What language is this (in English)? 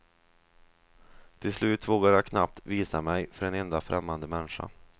Swedish